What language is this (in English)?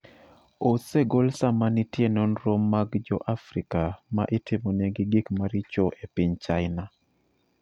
Luo (Kenya and Tanzania)